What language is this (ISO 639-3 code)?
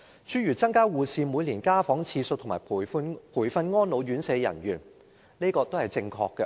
yue